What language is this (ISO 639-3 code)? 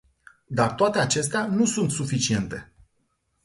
ron